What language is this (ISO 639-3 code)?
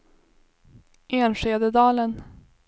swe